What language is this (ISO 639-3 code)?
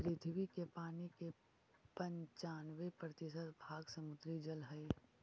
mag